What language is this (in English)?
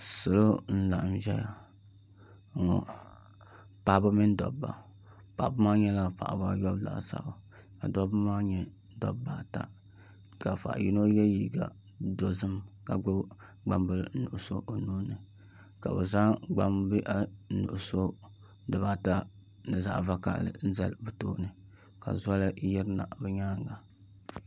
Dagbani